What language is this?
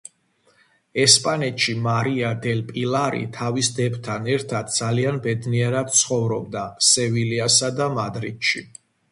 Georgian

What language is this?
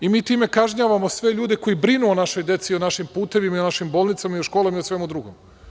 Serbian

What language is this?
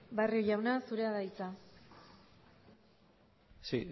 Basque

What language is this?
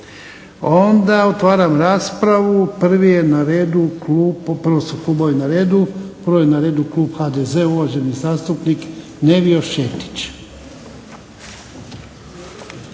Croatian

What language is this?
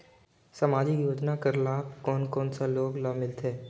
Chhattisgarhi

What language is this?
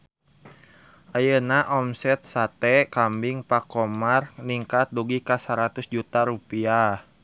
Sundanese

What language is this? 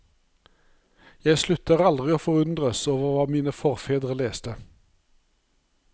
Norwegian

